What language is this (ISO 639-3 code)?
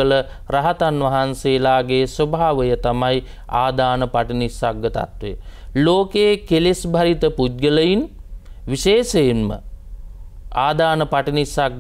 ind